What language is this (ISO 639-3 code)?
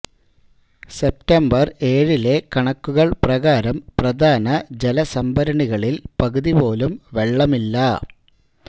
mal